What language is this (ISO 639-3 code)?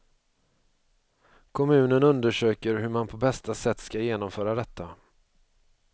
swe